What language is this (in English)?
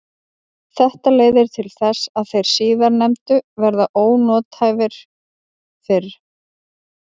Icelandic